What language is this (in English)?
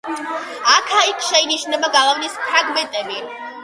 Georgian